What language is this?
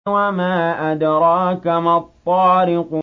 Arabic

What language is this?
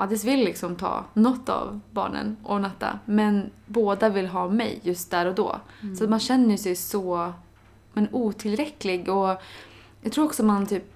Swedish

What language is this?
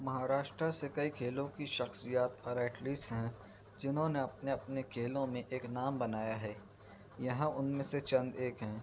Urdu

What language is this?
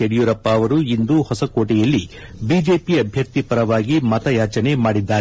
Kannada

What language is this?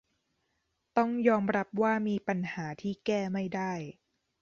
Thai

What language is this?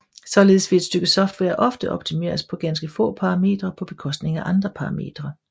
Danish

